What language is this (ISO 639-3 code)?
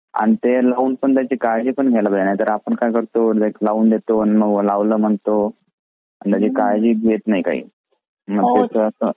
mar